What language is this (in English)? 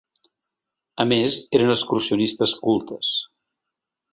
Catalan